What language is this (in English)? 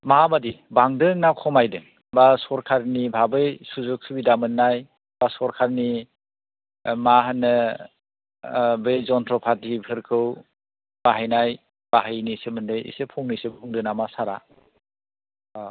Bodo